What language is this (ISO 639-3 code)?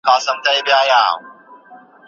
pus